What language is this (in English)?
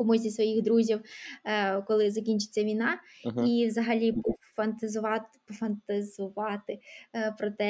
Ukrainian